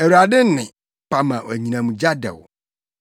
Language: Akan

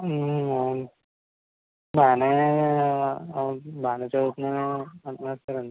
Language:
Telugu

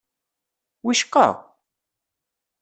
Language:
Kabyle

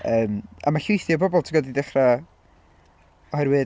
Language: Welsh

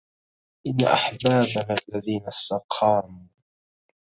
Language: Arabic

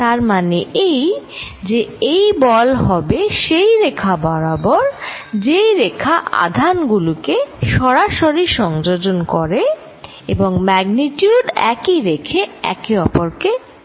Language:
Bangla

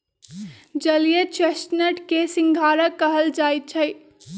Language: Magahi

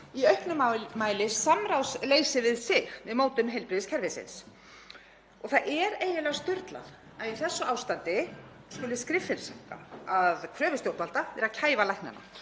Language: Icelandic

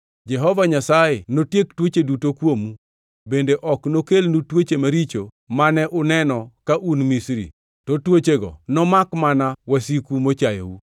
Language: Luo (Kenya and Tanzania)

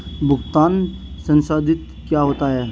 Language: Hindi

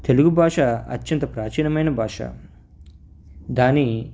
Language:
Telugu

